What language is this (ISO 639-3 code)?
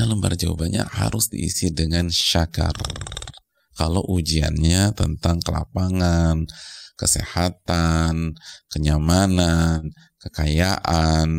ind